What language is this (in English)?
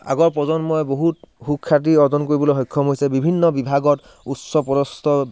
Assamese